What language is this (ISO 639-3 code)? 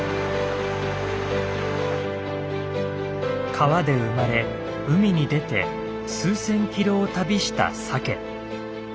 jpn